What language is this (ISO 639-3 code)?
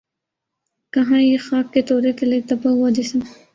urd